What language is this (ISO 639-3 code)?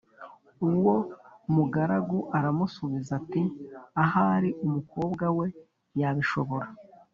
kin